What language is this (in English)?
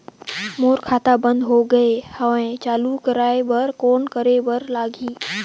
Chhattisgarhi